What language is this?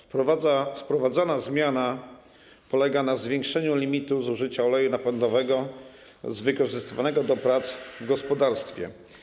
Polish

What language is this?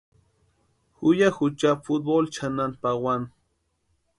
Western Highland Purepecha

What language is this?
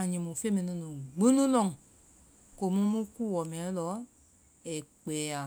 Vai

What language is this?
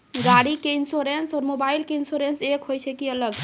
Maithili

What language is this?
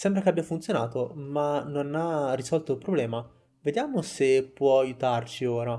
Italian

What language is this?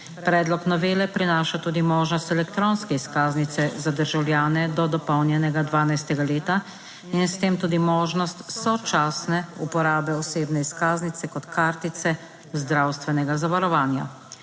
Slovenian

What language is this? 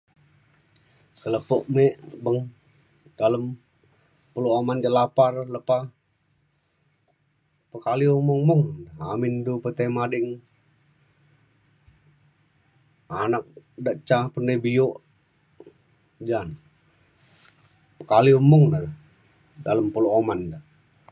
Mainstream Kenyah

